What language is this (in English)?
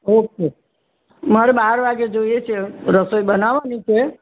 Gujarati